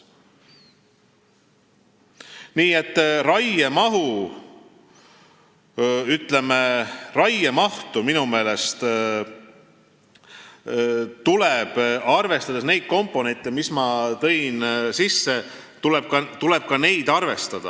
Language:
Estonian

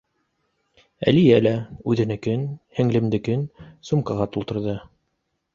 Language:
Bashkir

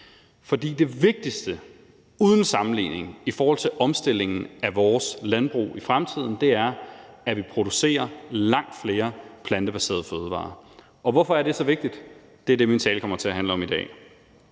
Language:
Danish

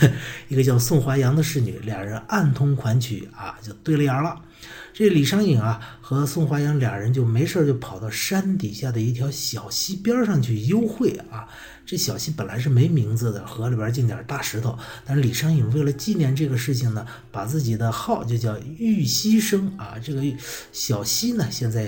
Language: Chinese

